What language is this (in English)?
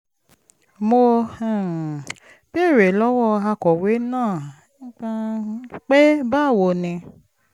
Yoruba